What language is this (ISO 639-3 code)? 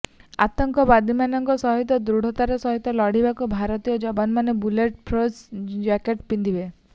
ori